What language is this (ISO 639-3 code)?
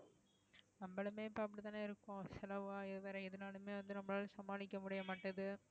tam